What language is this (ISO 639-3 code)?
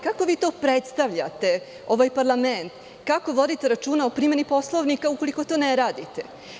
srp